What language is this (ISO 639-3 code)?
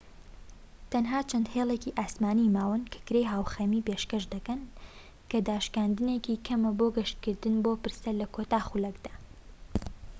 ckb